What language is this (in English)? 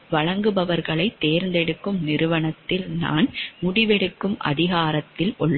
Tamil